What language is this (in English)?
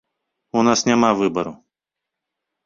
Belarusian